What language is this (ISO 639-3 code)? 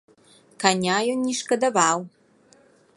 bel